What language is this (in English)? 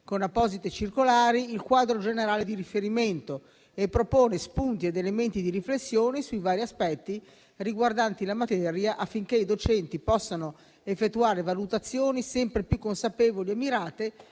Italian